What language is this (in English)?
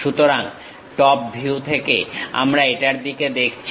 Bangla